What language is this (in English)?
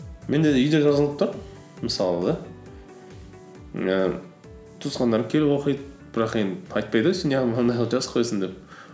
Kazakh